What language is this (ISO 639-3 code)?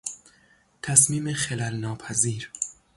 fas